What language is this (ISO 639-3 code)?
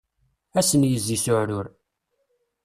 kab